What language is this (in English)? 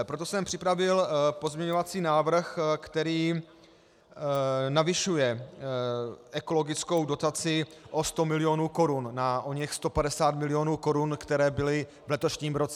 Czech